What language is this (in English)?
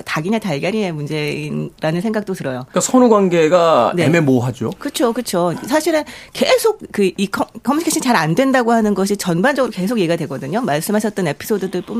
Korean